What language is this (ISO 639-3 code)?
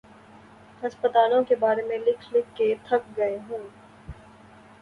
urd